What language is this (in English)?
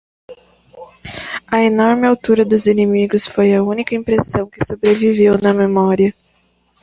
Portuguese